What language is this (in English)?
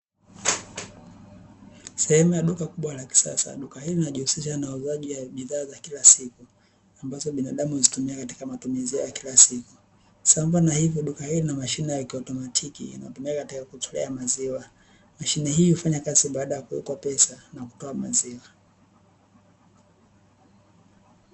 Swahili